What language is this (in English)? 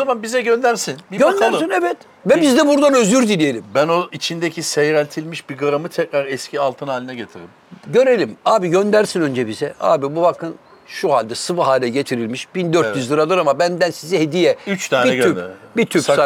Turkish